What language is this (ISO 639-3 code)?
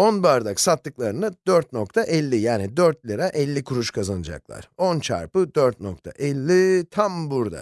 tur